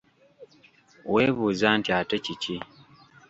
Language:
Ganda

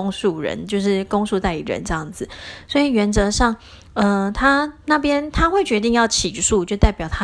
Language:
Chinese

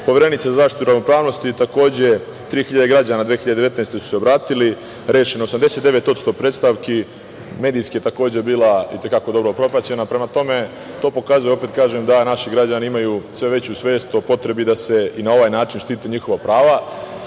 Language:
Serbian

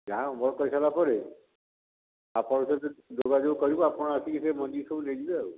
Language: Odia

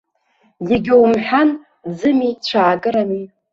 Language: Abkhazian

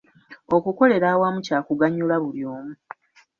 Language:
Ganda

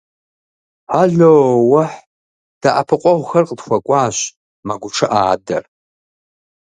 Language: Kabardian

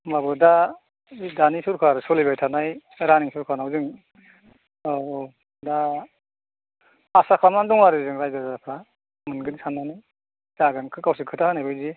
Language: Bodo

